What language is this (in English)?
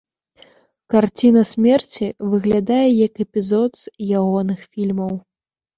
Belarusian